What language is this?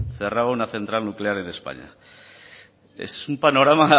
Spanish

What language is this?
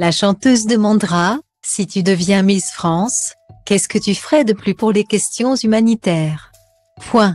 French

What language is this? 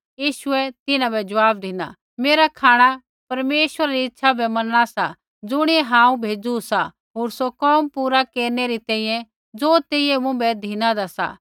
Kullu Pahari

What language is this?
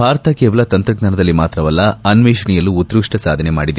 Kannada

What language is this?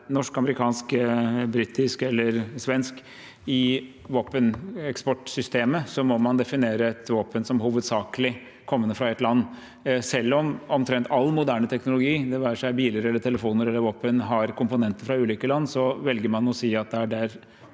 Norwegian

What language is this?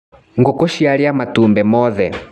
Kikuyu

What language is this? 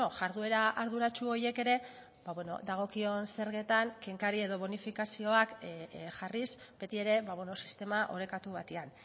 Basque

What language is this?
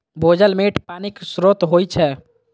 Maithili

